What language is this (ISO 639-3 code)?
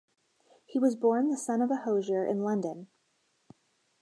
eng